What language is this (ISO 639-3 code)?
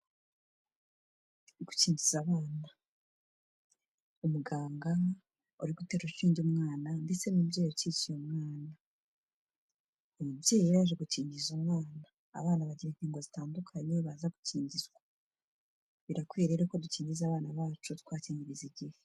kin